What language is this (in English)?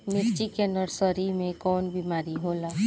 Bhojpuri